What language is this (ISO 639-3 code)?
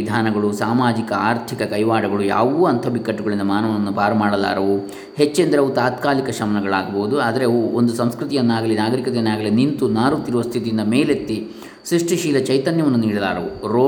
kan